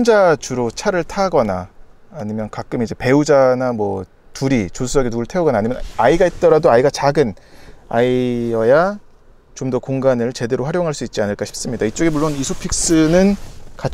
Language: Korean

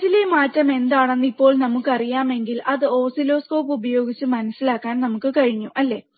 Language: Malayalam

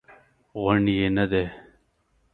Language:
Pashto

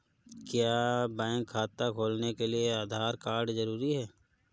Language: Hindi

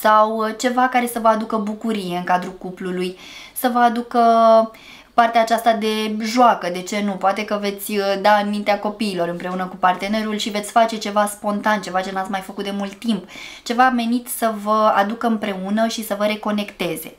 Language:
Romanian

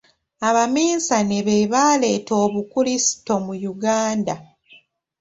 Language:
Ganda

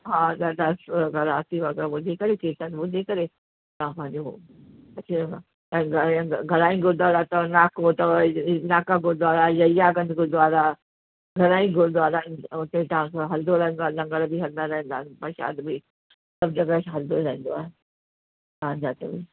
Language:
Sindhi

